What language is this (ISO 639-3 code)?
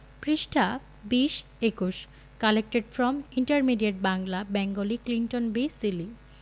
ben